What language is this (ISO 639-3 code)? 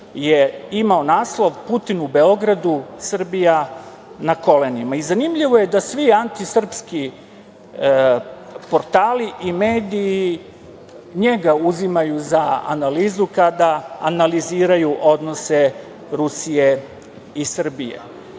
srp